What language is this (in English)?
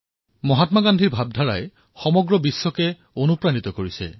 Assamese